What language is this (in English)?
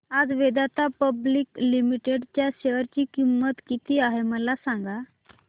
Marathi